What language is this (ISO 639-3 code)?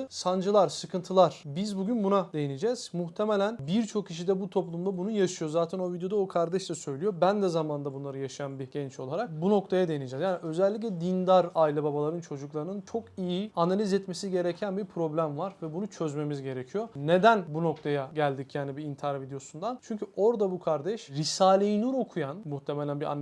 tur